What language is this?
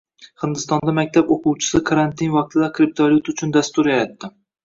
Uzbek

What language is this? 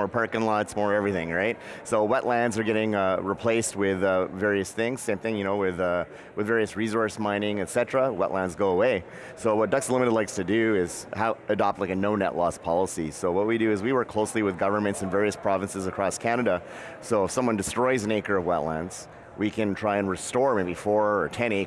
English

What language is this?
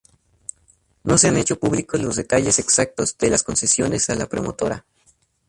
Spanish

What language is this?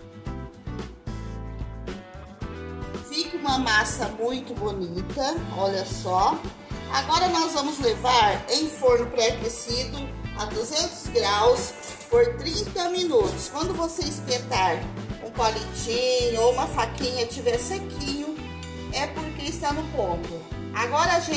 Portuguese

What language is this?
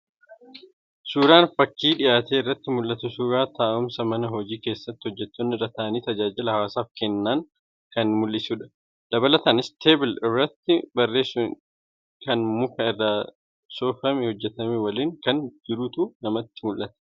Oromo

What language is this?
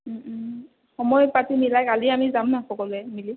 Assamese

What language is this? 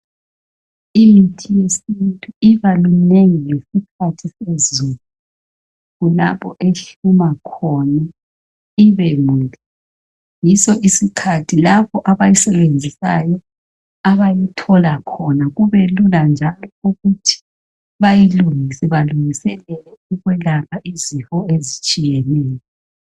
North Ndebele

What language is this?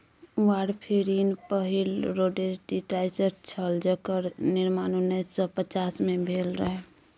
Maithili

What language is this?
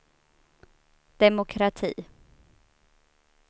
Swedish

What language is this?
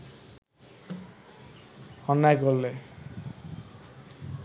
Bangla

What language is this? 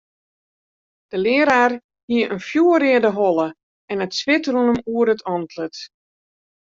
Western Frisian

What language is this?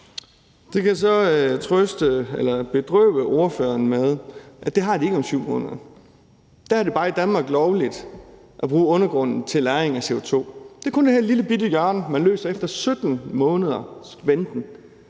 Danish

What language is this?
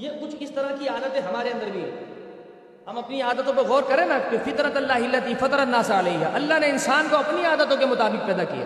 Urdu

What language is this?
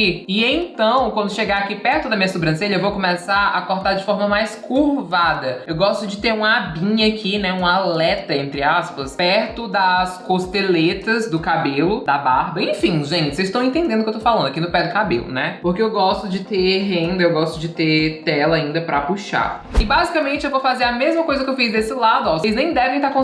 Portuguese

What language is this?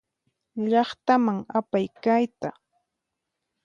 Puno Quechua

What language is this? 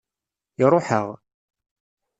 Kabyle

